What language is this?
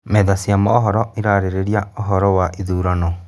Kikuyu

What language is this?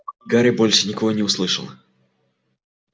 Russian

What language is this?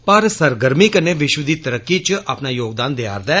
Dogri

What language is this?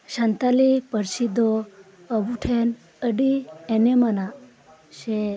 Santali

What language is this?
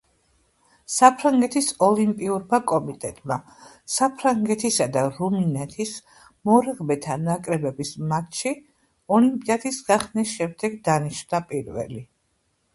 Georgian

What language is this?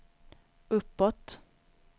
Swedish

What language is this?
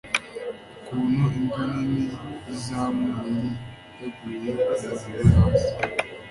Kinyarwanda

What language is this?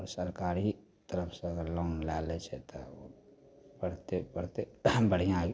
Maithili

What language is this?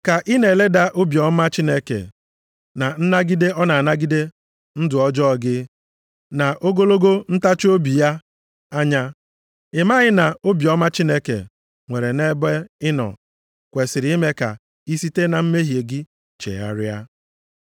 Igbo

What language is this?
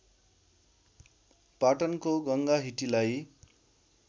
Nepali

